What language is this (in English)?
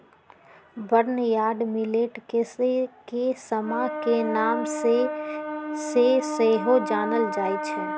Magahi